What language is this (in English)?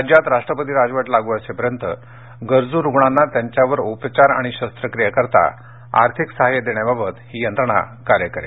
Marathi